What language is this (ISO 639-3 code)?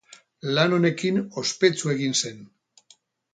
eus